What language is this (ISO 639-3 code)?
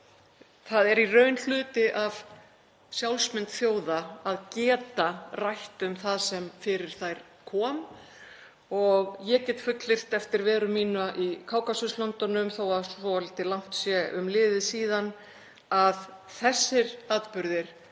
isl